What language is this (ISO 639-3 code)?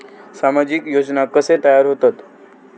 mar